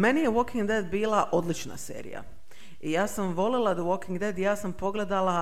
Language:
Croatian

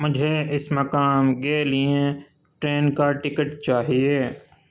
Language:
Urdu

